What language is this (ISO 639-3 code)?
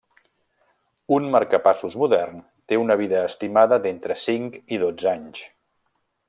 cat